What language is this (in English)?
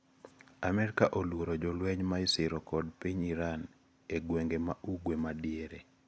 Luo (Kenya and Tanzania)